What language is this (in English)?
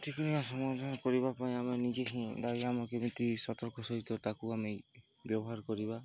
Odia